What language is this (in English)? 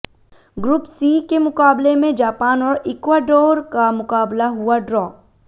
Hindi